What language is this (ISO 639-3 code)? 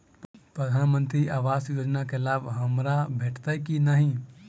mai